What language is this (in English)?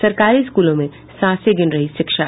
Hindi